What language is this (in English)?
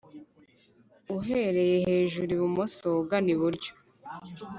Kinyarwanda